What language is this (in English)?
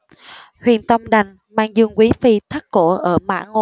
Vietnamese